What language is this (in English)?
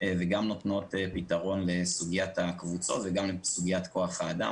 Hebrew